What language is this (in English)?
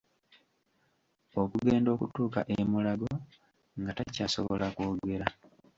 Ganda